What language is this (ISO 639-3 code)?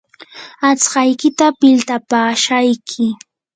qur